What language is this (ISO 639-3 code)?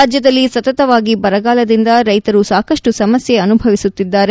kan